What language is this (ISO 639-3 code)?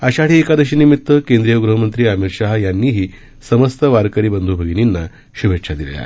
mar